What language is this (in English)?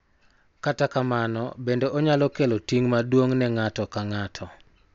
Luo (Kenya and Tanzania)